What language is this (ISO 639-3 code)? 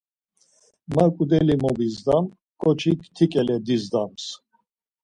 lzz